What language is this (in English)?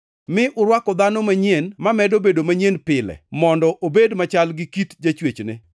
Luo (Kenya and Tanzania)